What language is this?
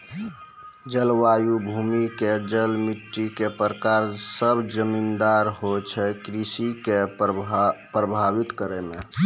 Maithili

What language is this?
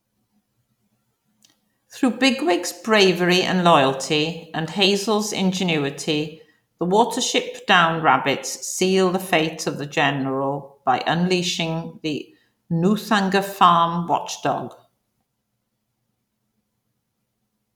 English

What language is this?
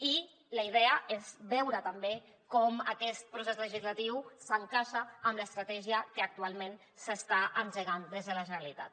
Catalan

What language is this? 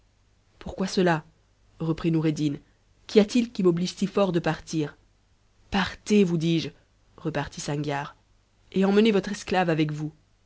French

